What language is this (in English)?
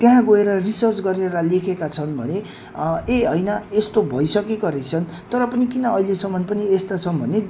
Nepali